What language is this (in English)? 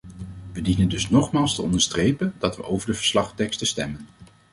Dutch